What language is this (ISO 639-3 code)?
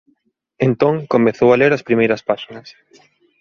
glg